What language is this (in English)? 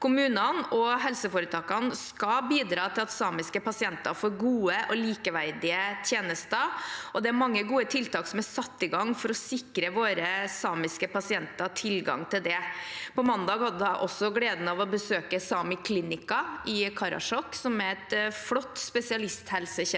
Norwegian